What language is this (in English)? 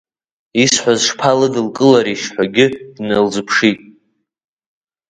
Abkhazian